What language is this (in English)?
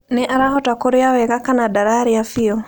Kikuyu